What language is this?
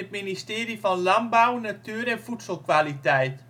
Dutch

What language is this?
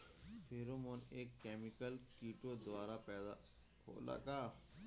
Bhojpuri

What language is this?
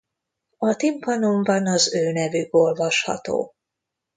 Hungarian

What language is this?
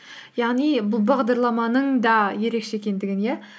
Kazakh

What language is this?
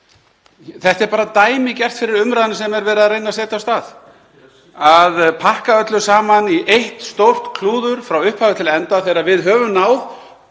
Icelandic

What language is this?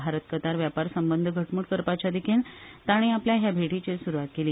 Konkani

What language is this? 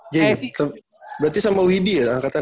Indonesian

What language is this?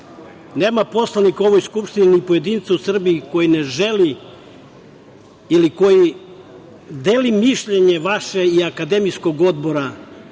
Serbian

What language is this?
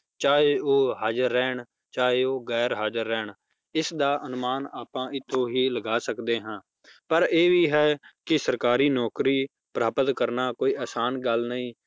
Punjabi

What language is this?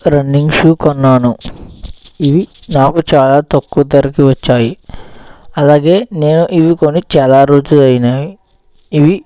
Telugu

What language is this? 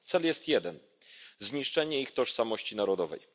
Polish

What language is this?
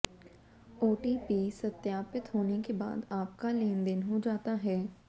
Hindi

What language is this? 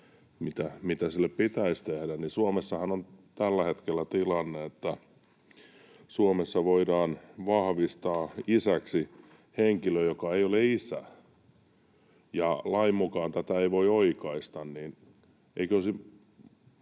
Finnish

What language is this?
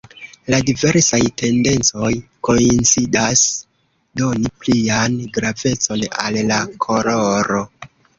Esperanto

